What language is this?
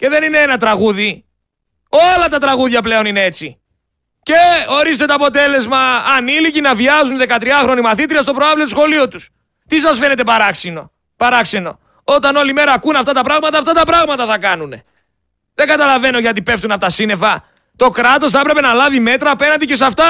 Greek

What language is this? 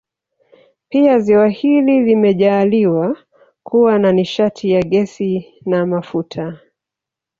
Swahili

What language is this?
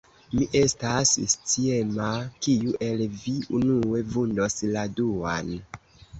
Esperanto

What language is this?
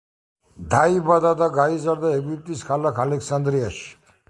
Georgian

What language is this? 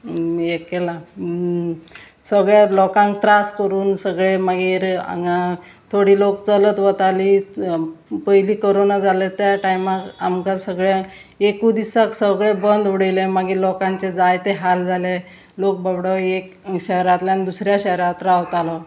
Konkani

